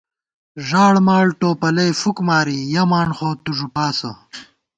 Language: Gawar-Bati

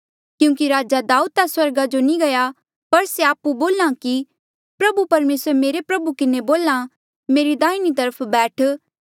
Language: Mandeali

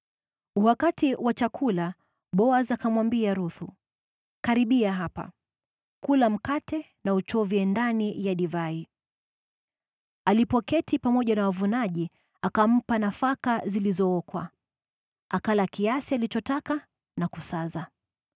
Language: Swahili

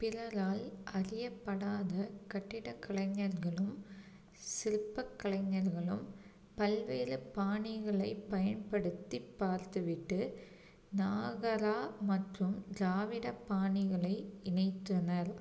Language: Tamil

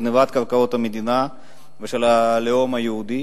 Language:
Hebrew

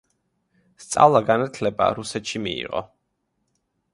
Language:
Georgian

